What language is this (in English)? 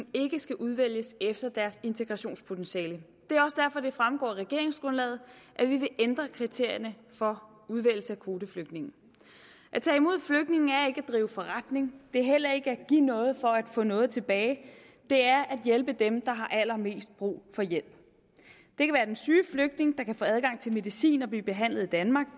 Danish